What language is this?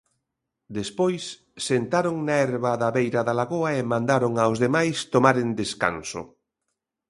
Galician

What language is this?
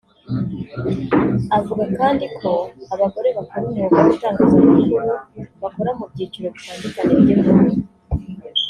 Kinyarwanda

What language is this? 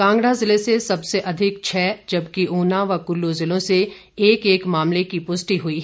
Hindi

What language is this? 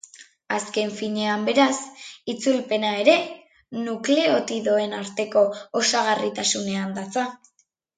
Basque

